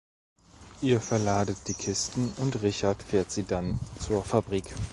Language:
German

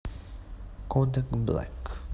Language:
Russian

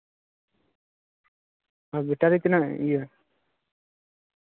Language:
Santali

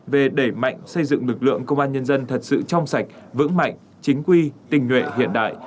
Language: Vietnamese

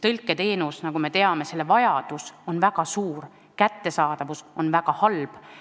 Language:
Estonian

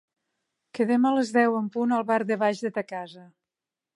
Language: Catalan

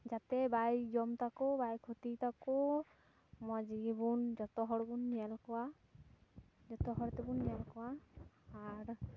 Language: Santali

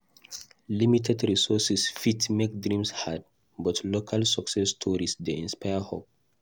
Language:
Nigerian Pidgin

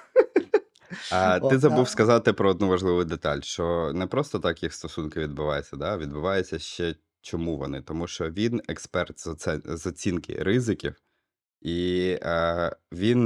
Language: Ukrainian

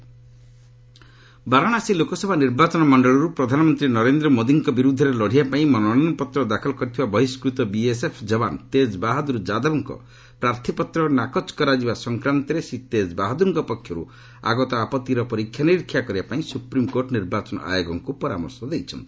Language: Odia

